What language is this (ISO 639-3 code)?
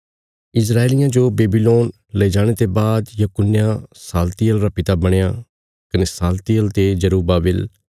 kfs